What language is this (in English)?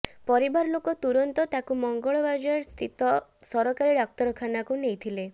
Odia